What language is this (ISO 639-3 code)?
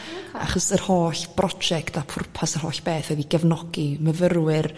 cym